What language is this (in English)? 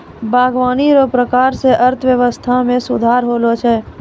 Maithili